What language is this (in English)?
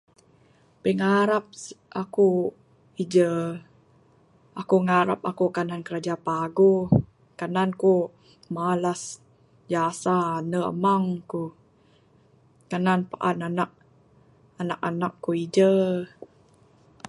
Bukar-Sadung Bidayuh